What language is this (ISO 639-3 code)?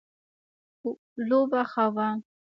pus